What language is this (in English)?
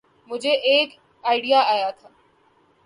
Urdu